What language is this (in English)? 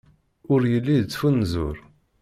Kabyle